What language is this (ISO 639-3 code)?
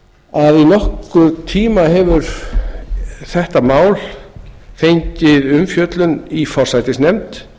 isl